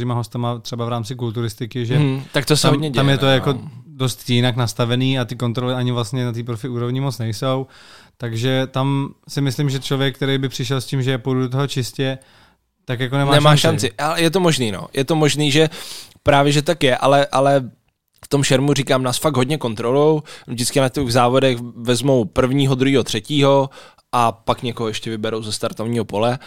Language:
Czech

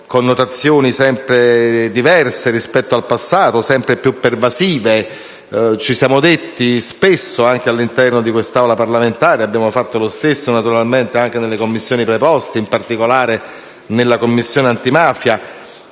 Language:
Italian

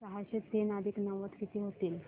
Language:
Marathi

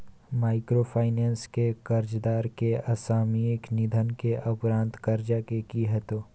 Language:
Maithili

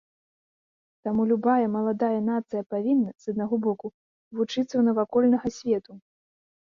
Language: Belarusian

